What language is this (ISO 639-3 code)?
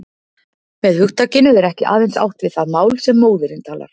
isl